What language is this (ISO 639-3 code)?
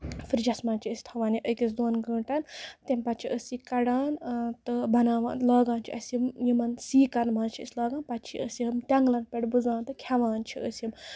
kas